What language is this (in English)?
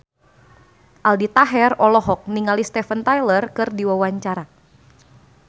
Sundanese